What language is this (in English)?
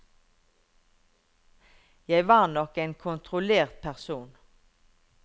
Norwegian